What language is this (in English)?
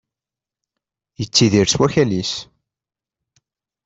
Kabyle